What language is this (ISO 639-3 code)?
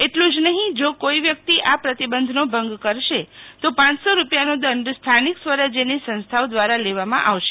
guj